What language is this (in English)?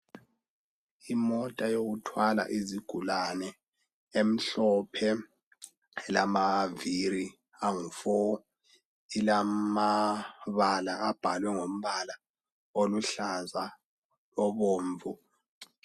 North Ndebele